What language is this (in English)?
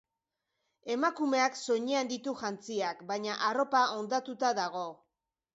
Basque